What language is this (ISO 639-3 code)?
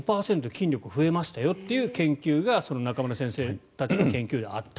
jpn